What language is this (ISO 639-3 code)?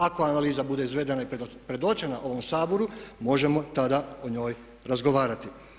hrv